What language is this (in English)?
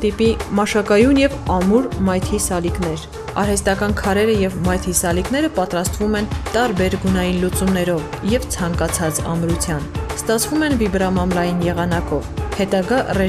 Turkish